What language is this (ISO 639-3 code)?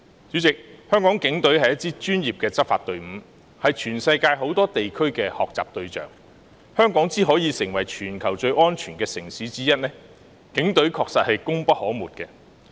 yue